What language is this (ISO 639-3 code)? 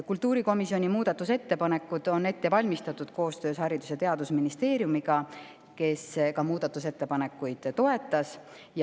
est